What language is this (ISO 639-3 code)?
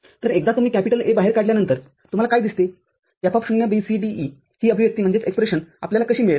mar